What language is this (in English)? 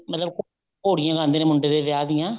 Punjabi